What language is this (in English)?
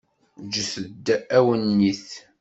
Kabyle